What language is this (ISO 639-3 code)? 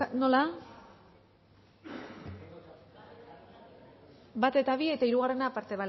eus